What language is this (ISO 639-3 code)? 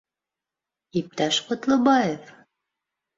bak